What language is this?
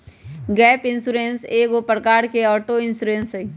Magahi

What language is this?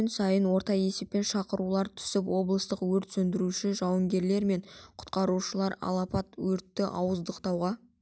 Kazakh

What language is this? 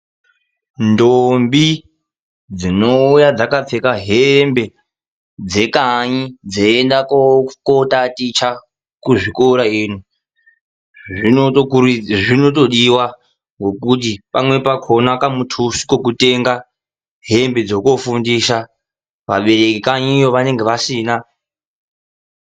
Ndau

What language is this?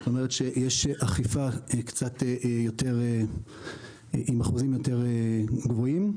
Hebrew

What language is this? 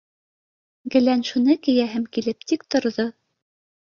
Bashkir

